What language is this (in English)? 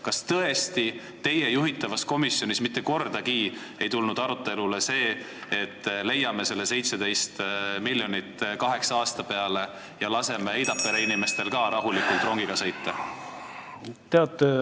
Estonian